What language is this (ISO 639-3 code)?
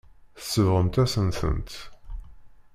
kab